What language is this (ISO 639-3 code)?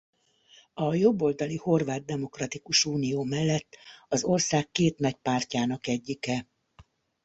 hun